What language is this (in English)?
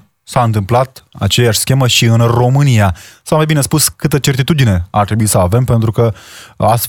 Romanian